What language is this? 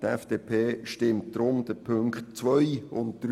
Swiss German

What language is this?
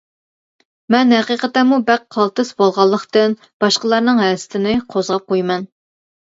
Uyghur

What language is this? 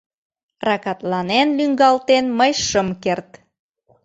Mari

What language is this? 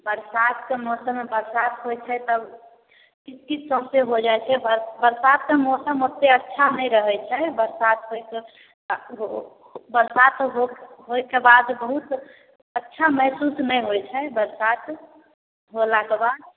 Maithili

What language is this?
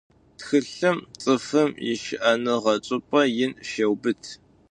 Adyghe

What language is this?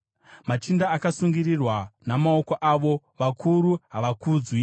Shona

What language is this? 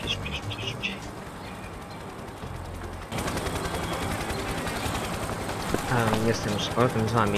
Polish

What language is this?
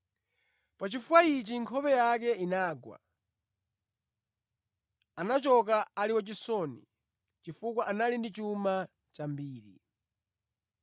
Nyanja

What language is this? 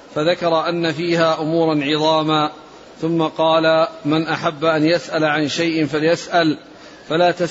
Arabic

